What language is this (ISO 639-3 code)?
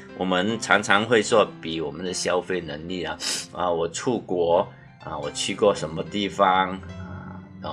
zho